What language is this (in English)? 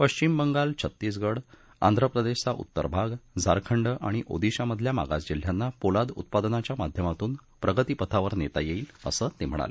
Marathi